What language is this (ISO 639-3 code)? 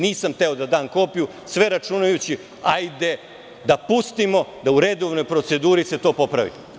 srp